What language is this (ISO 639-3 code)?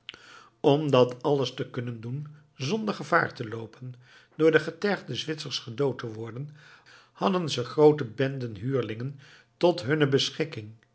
nld